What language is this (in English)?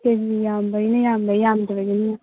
Manipuri